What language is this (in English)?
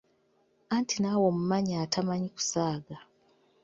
Ganda